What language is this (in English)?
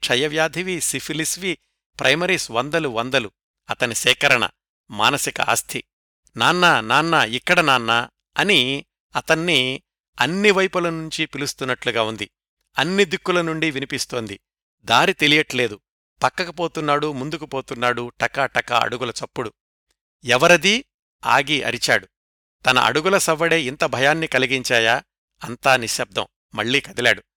Telugu